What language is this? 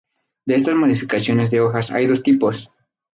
Spanish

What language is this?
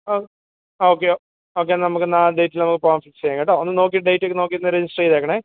Malayalam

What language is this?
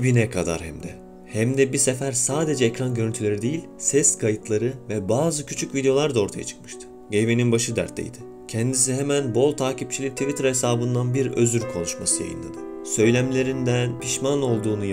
Turkish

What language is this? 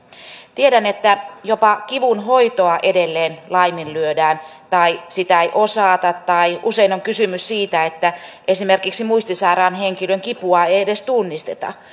Finnish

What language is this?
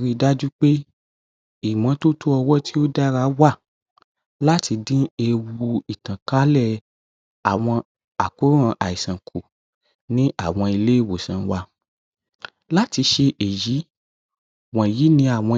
Yoruba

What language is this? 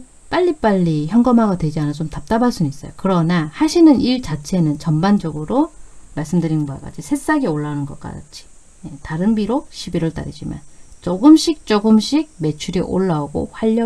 Korean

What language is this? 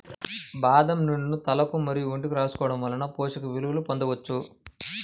Telugu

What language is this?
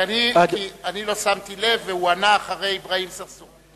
Hebrew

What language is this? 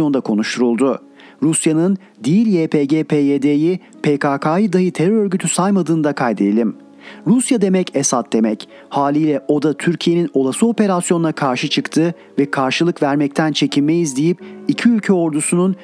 Turkish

